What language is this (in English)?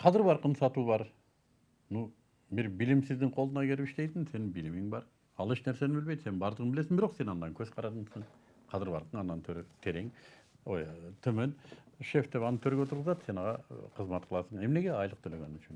Turkish